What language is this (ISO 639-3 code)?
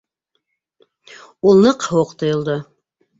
bak